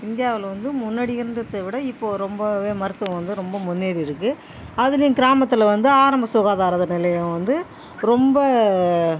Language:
Tamil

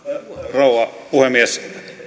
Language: Finnish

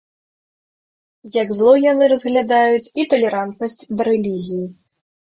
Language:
Belarusian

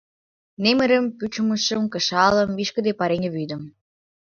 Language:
Mari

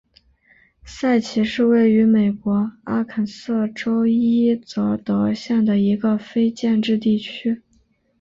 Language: Chinese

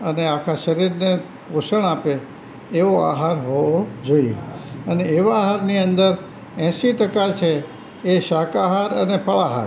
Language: Gujarati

